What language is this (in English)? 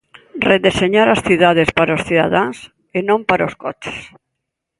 Galician